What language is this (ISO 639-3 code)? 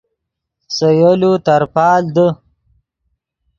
ydg